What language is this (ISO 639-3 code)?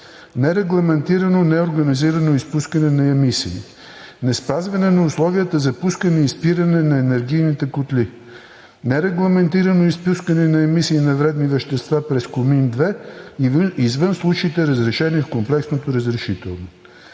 bul